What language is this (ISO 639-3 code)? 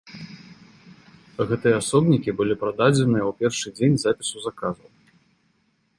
bel